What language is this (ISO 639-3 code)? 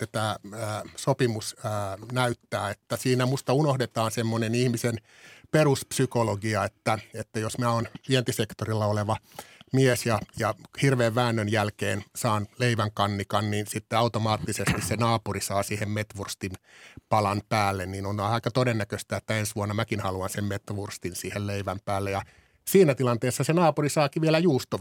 fin